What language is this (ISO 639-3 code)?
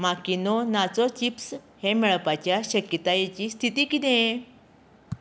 kok